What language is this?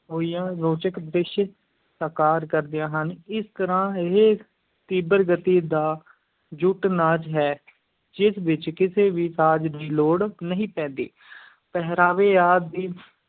Punjabi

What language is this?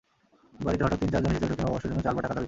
Bangla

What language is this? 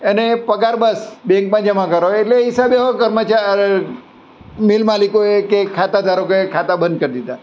Gujarati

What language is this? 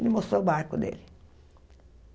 Portuguese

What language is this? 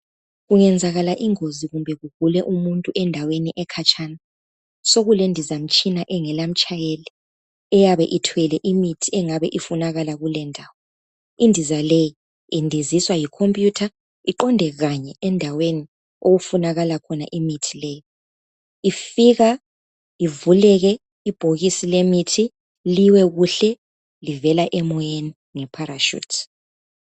North Ndebele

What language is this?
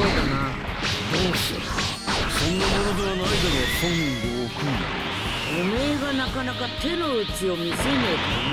Japanese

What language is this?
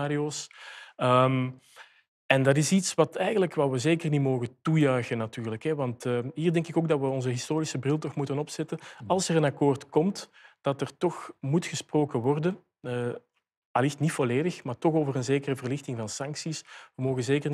Dutch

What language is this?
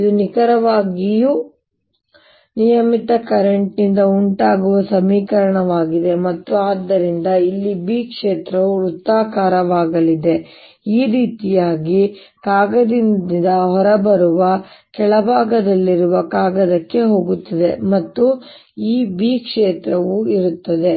Kannada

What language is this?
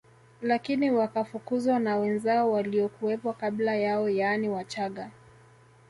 Swahili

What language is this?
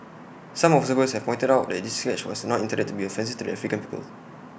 English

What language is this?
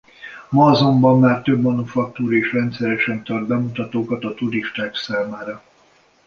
Hungarian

